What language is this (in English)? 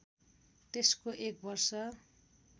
Nepali